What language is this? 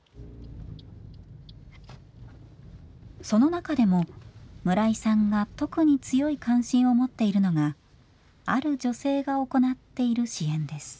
Japanese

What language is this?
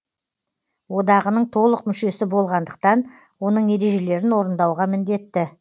Kazakh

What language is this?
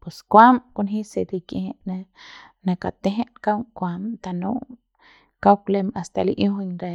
Central Pame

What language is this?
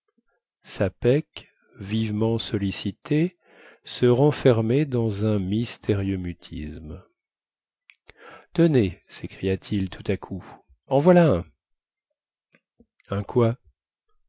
French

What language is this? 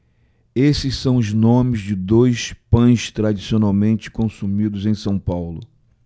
Portuguese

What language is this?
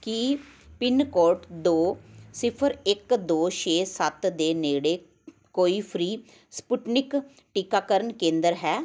Punjabi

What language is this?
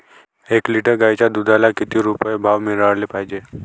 Marathi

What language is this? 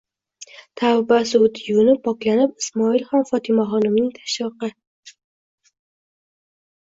Uzbek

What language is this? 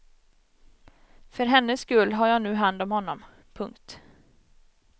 Swedish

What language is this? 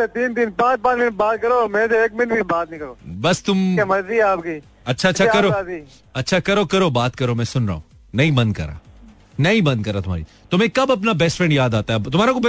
Hindi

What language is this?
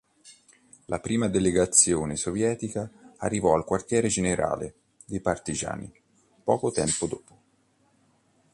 Italian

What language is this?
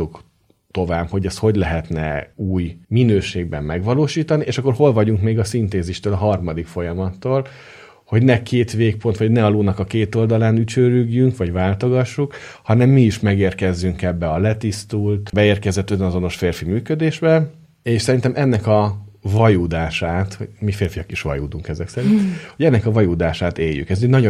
Hungarian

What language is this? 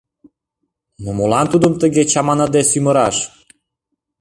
Mari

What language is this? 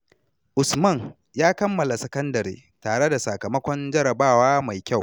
Hausa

